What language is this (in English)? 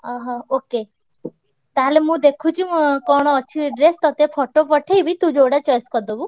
Odia